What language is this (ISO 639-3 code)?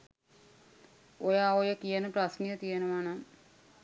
sin